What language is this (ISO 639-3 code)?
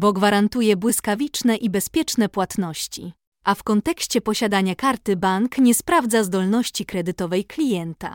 pol